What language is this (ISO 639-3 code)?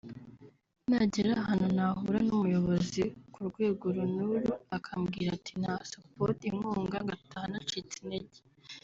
kin